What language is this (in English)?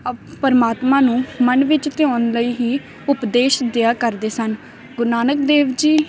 Punjabi